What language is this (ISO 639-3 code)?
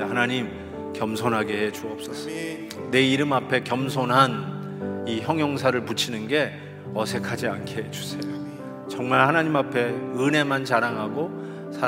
kor